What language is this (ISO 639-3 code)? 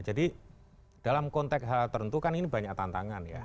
ind